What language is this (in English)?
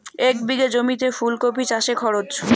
Bangla